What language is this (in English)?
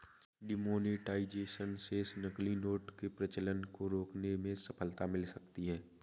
Hindi